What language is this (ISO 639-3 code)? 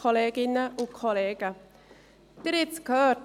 gsw